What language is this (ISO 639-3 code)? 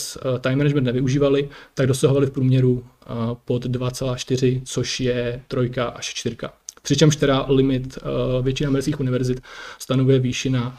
ces